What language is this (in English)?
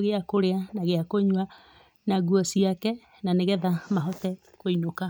Kikuyu